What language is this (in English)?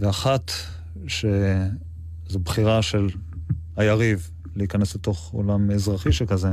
Hebrew